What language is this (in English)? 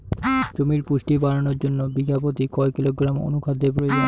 Bangla